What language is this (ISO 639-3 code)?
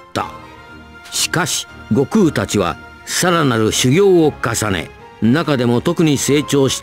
jpn